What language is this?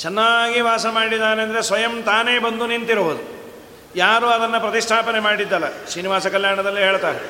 Kannada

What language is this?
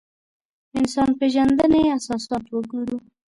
Pashto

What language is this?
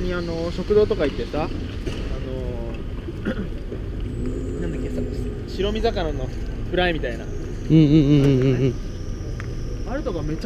Japanese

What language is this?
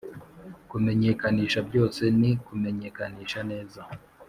Kinyarwanda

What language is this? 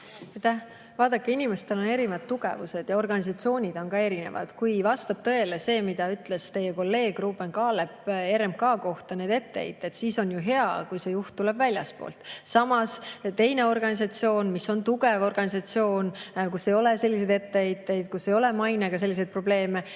Estonian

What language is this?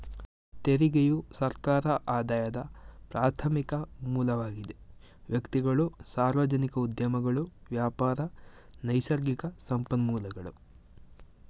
Kannada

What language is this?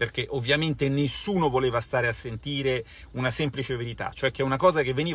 Italian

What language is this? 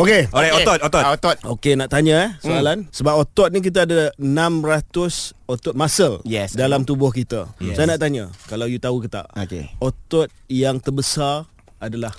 Malay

